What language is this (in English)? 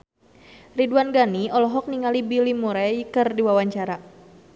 Sundanese